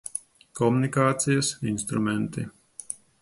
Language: Latvian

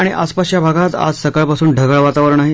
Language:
Marathi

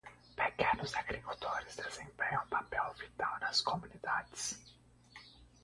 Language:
Portuguese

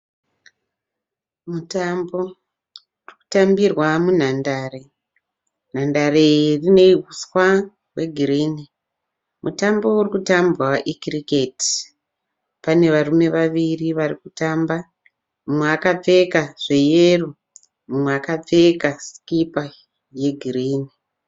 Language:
Shona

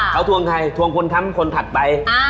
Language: Thai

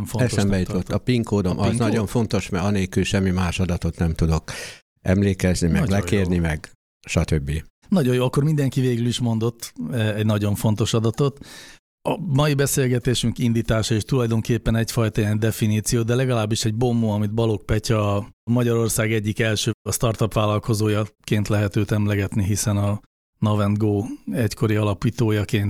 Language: Hungarian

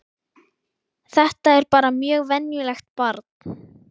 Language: Icelandic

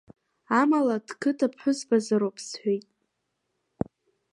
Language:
Abkhazian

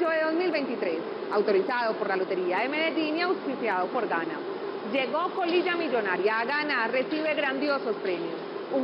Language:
Spanish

